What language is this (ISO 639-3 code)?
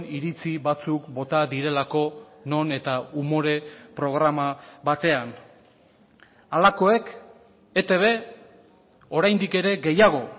eus